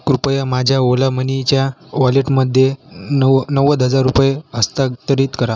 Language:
Marathi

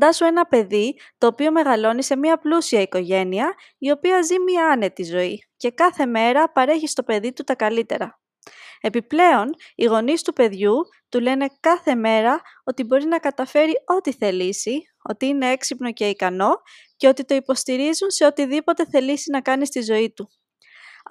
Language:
Greek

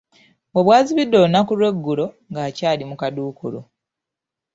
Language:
Ganda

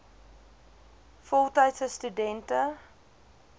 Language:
Afrikaans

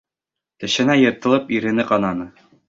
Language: Bashkir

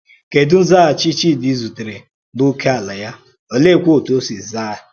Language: Igbo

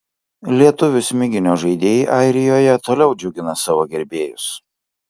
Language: Lithuanian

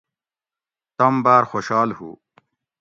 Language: Gawri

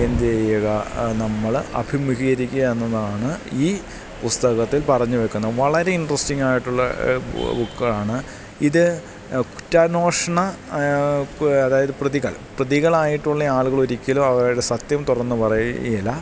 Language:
Malayalam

